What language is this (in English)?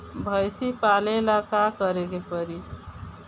Bhojpuri